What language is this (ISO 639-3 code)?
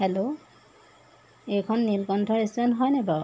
asm